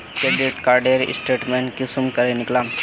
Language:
Magahi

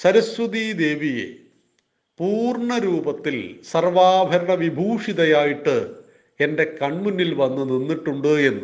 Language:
Malayalam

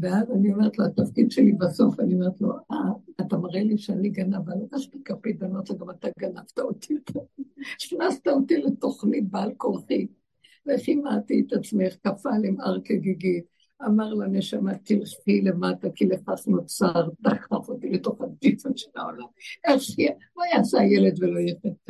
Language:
Hebrew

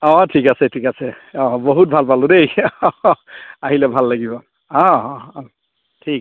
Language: Assamese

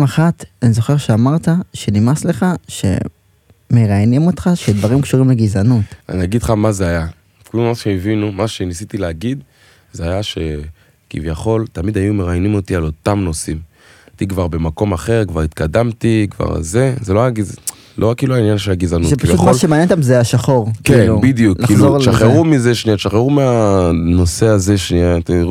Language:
Hebrew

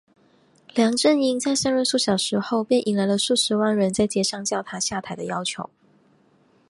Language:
Chinese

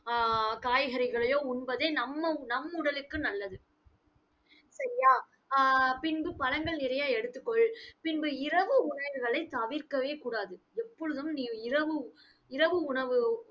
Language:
Tamil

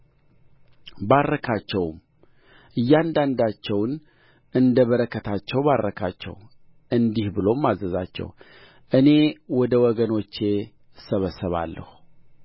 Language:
Amharic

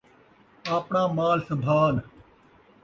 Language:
Saraiki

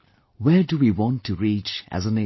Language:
English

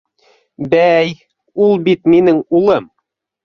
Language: Bashkir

